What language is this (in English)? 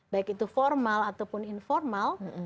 Indonesian